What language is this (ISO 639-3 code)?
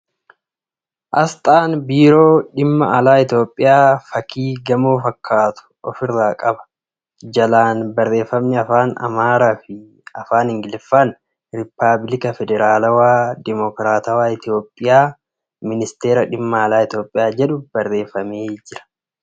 orm